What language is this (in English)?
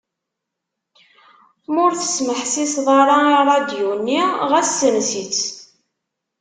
Kabyle